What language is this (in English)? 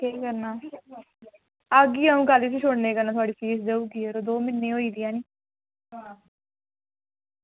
Dogri